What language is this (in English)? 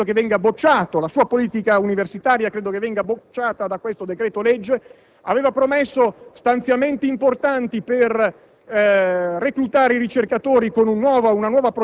Italian